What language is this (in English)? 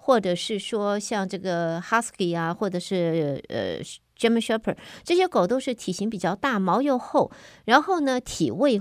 Chinese